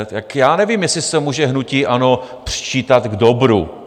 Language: Czech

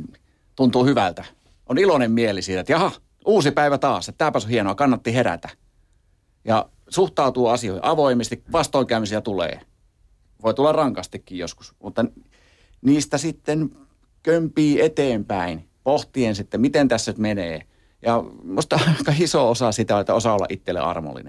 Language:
Finnish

